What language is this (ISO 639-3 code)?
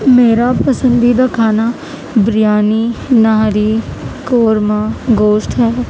urd